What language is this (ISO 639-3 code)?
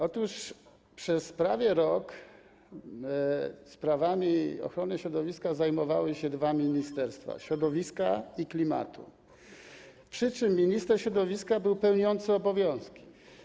pol